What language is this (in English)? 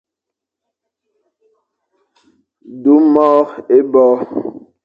Fang